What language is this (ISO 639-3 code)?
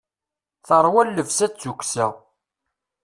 kab